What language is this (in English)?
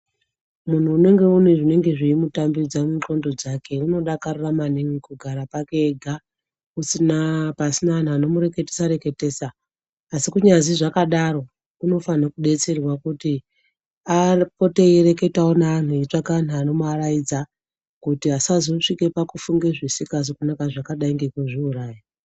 Ndau